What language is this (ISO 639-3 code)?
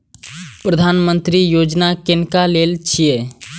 mai